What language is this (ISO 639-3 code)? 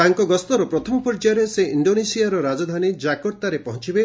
ori